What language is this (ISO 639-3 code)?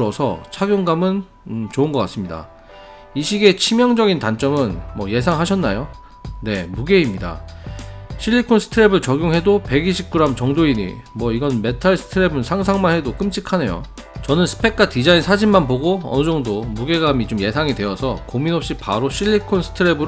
kor